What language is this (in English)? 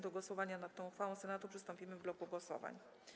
Polish